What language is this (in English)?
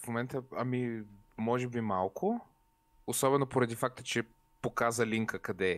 Bulgarian